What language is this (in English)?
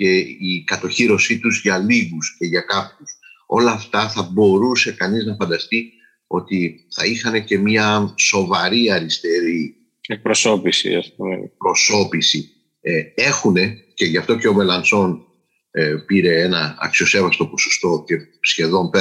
Greek